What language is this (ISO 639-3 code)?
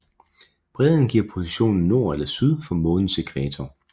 dan